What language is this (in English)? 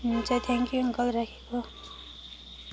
Nepali